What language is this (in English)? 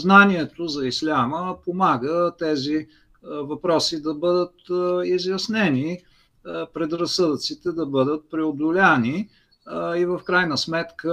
Bulgarian